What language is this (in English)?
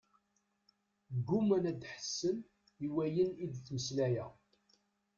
Kabyle